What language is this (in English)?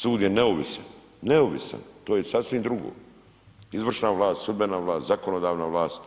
Croatian